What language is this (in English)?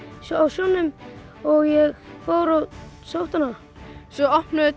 Icelandic